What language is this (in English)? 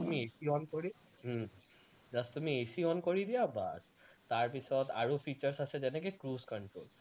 Assamese